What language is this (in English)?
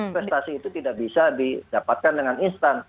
Indonesian